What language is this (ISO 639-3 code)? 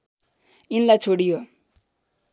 nep